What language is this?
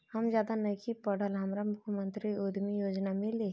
Bhojpuri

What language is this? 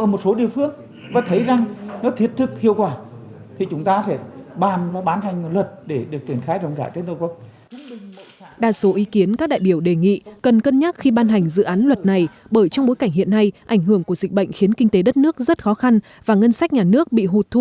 Vietnamese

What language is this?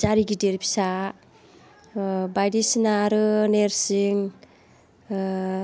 Bodo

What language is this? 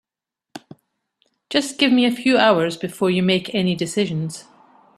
English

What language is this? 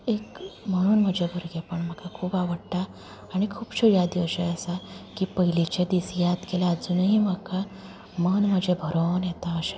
Konkani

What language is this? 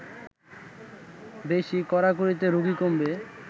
Bangla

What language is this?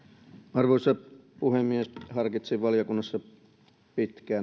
Finnish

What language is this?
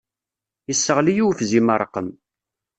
Kabyle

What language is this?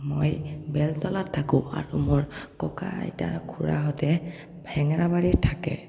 Assamese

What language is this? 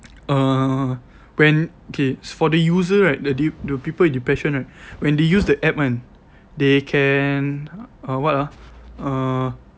English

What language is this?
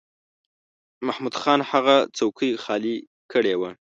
Pashto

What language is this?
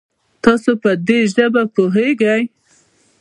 Pashto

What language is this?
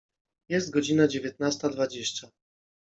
Polish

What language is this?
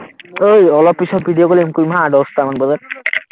Assamese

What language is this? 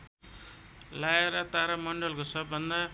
Nepali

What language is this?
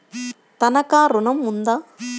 Telugu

